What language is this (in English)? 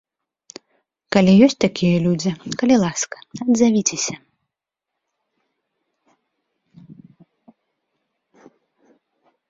Belarusian